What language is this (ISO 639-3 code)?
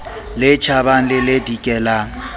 sot